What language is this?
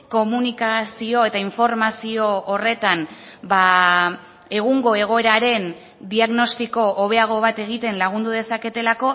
Basque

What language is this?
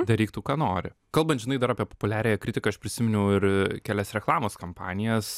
Lithuanian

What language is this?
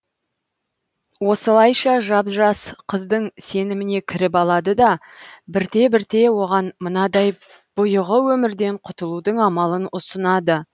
Kazakh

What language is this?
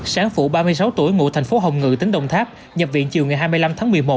Vietnamese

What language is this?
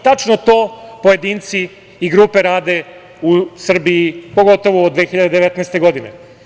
Serbian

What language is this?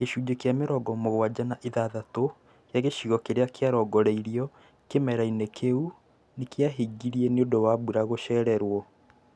Kikuyu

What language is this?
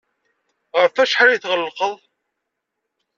Kabyle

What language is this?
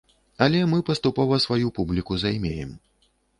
Belarusian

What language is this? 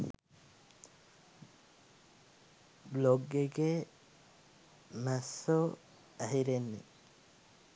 Sinhala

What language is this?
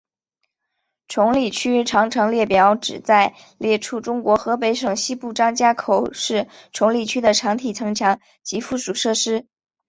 Chinese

